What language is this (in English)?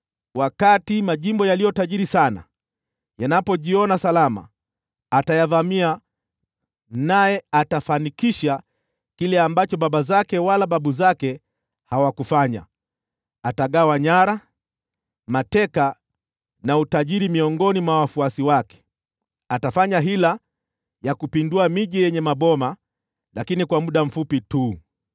Swahili